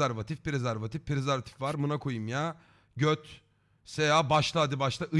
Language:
Turkish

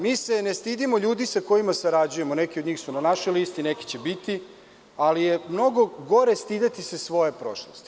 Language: Serbian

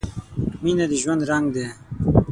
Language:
Pashto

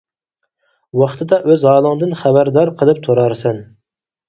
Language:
Uyghur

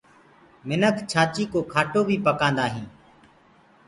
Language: Gurgula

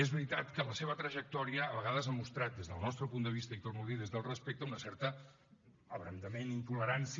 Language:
Catalan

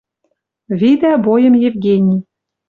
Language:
Western Mari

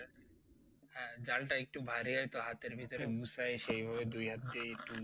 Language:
Bangla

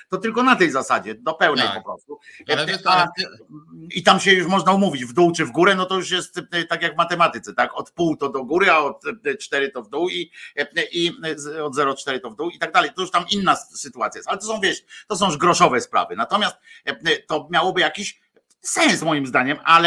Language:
Polish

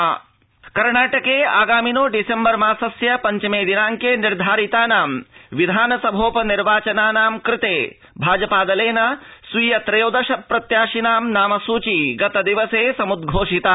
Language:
Sanskrit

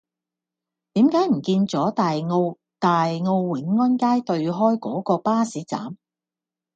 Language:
Cantonese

